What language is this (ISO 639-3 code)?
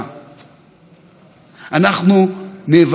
heb